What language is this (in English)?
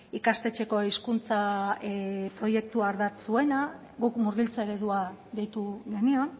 Basque